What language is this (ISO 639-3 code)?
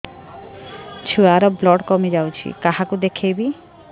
ori